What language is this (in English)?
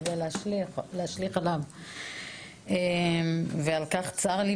Hebrew